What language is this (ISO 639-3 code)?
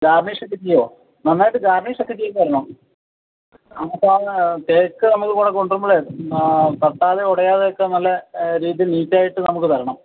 mal